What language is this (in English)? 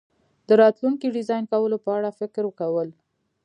Pashto